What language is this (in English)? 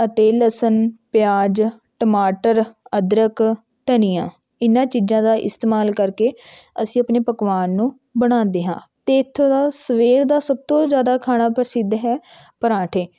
Punjabi